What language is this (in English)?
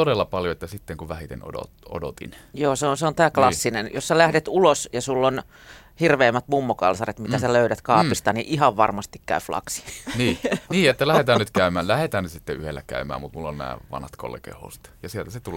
Finnish